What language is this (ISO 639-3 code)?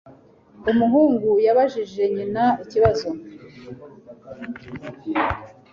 kin